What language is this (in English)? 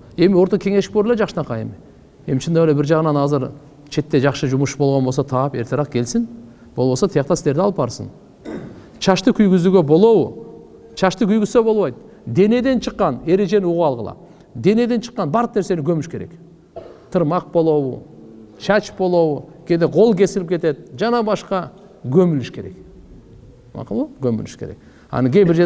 Turkish